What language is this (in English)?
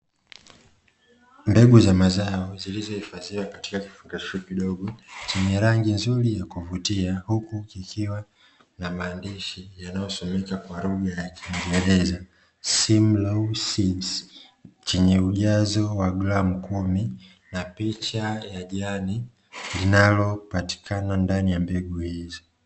Swahili